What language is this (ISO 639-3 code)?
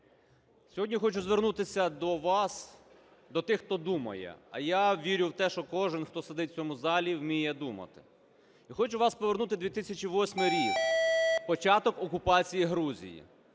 ukr